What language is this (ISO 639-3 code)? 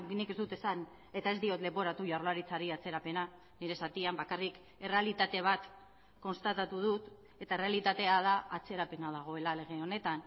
eus